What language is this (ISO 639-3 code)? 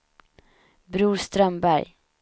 swe